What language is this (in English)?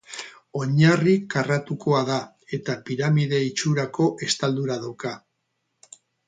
Basque